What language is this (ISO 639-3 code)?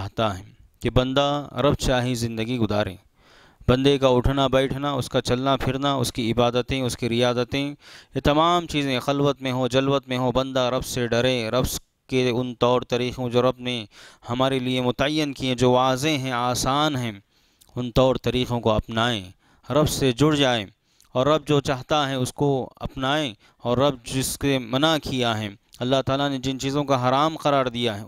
hin